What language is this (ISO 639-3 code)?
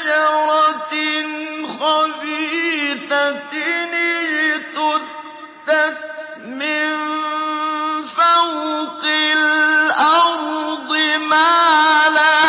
ara